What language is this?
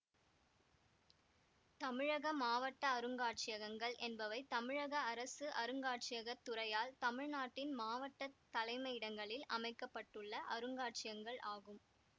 Tamil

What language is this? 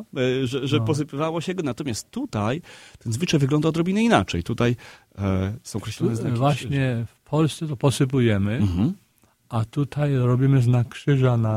Polish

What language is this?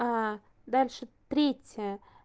Russian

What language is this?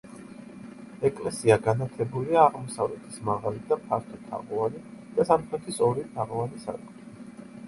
Georgian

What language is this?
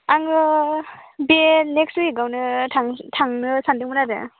Bodo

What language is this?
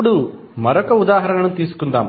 Telugu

